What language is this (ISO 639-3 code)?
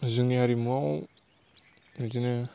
brx